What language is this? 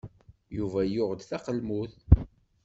Kabyle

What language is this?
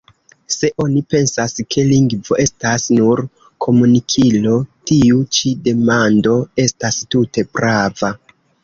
Esperanto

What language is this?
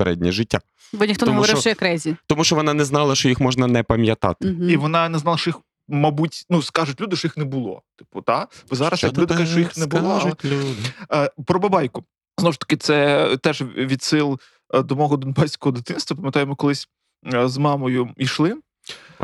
Ukrainian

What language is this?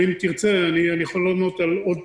Hebrew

